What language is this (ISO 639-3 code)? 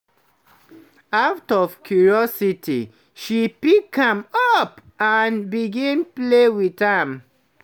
pcm